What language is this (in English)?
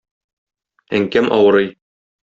Tatar